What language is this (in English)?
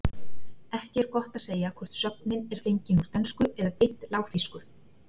Icelandic